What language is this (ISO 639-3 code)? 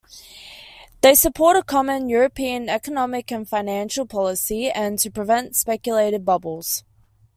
eng